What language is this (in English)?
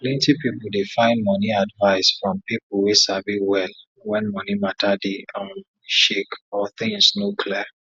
Nigerian Pidgin